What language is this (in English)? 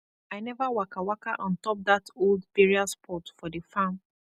Nigerian Pidgin